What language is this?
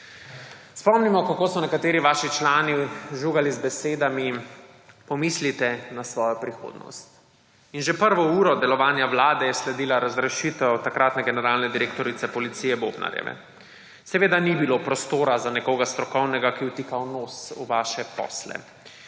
Slovenian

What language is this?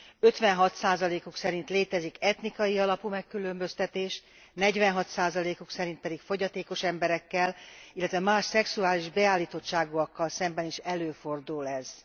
Hungarian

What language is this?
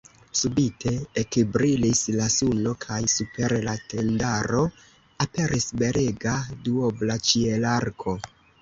Esperanto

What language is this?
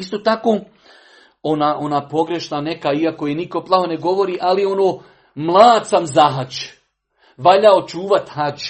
Croatian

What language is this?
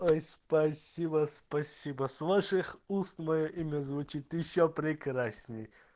Russian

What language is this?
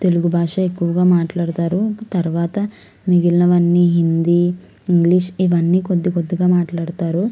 Telugu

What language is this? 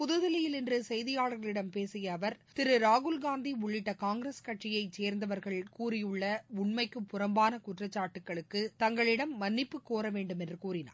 Tamil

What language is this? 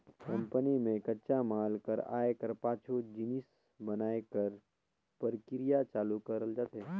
Chhattisgarhi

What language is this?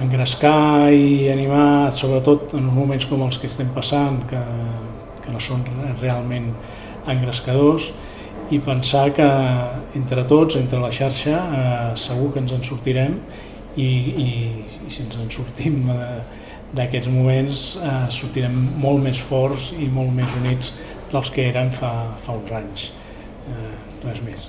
Catalan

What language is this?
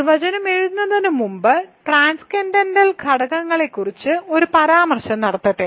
Malayalam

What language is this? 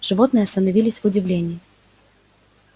Russian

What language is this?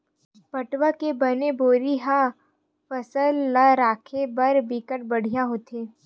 Chhattisgarhi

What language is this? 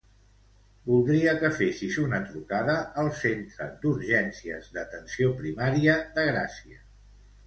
Catalan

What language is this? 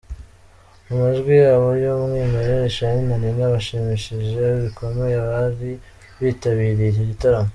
Kinyarwanda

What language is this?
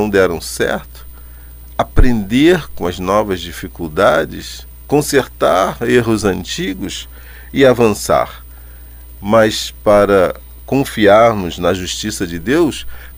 Portuguese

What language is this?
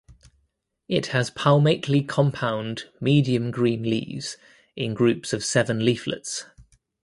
English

